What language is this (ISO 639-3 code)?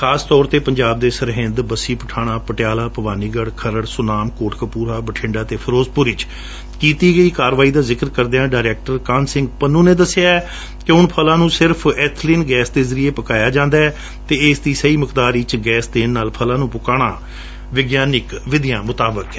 pan